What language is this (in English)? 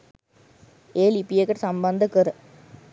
Sinhala